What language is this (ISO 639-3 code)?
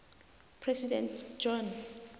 nbl